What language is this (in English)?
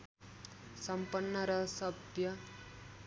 Nepali